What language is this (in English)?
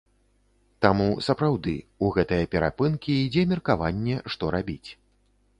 Belarusian